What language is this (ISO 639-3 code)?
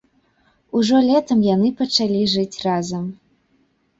bel